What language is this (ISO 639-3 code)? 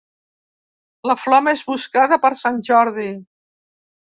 cat